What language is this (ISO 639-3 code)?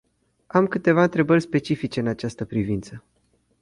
ron